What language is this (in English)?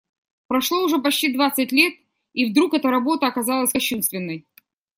Russian